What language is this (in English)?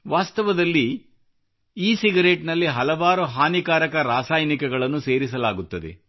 Kannada